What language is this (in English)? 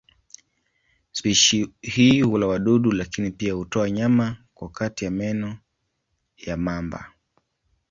Swahili